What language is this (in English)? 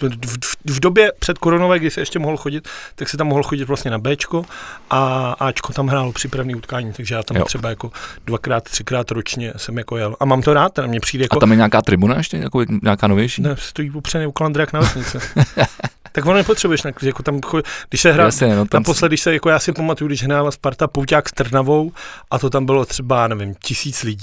Czech